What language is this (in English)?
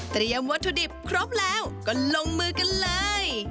Thai